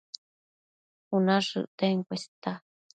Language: Matsés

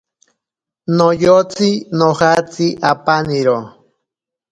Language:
Ashéninka Perené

